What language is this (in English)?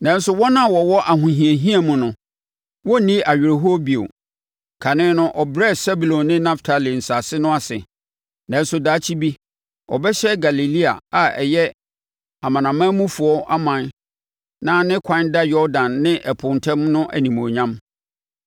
Akan